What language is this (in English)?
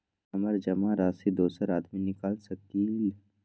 Magahi